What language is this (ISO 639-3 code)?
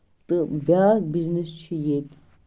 kas